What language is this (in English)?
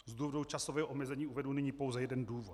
Czech